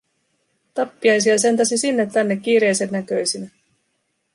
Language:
Finnish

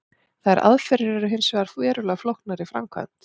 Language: Icelandic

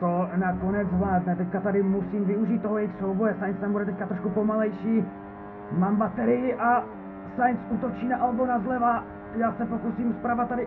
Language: Czech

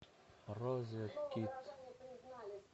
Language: Russian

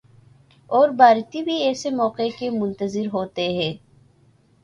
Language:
Urdu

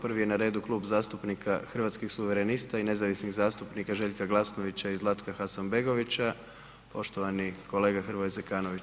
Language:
Croatian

